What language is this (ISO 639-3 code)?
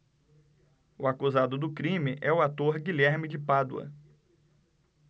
por